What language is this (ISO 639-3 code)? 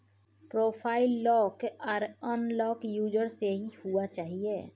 mai